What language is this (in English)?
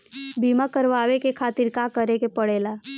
Bhojpuri